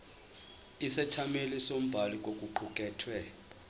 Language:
Zulu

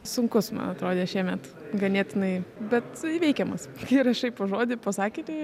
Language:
Lithuanian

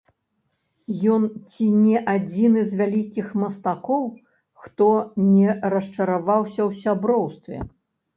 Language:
Belarusian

